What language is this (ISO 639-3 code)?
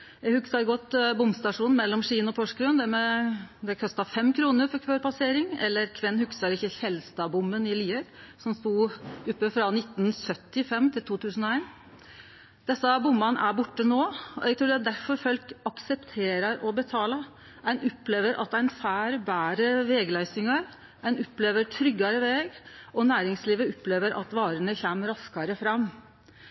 nno